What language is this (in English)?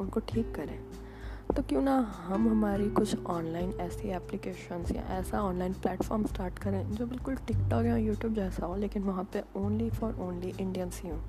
Hindi